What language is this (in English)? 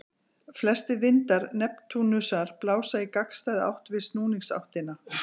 Icelandic